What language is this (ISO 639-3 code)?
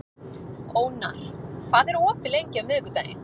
isl